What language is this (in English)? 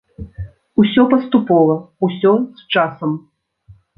Belarusian